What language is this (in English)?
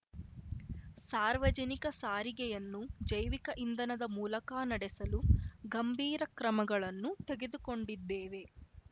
Kannada